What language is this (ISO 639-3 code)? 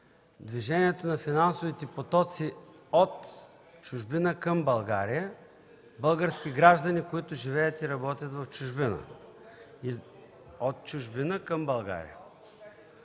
bul